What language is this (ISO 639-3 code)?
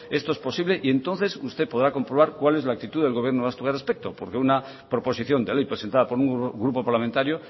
spa